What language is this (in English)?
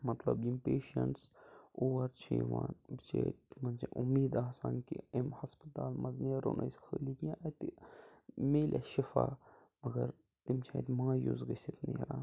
Kashmiri